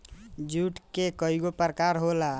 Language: Bhojpuri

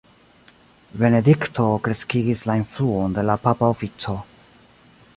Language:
Esperanto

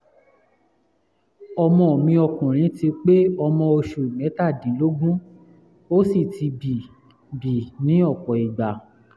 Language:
Yoruba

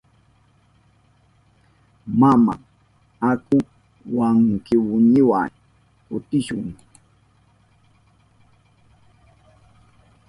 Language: Southern Pastaza Quechua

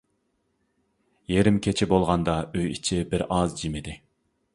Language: Uyghur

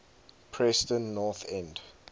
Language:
English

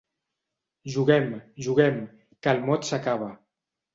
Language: Catalan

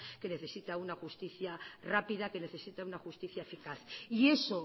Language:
Spanish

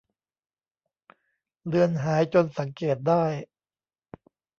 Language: Thai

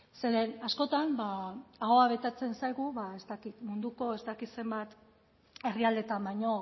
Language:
Basque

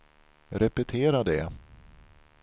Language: Swedish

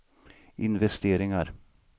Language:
Swedish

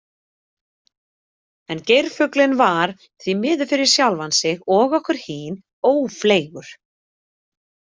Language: Icelandic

